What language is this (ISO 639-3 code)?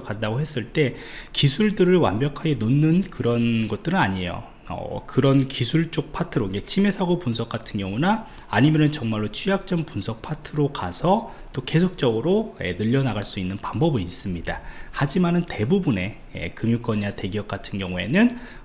kor